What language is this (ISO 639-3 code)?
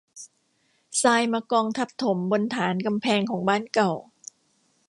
tha